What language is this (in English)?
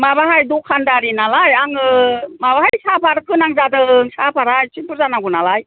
Bodo